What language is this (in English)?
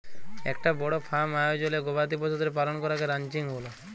Bangla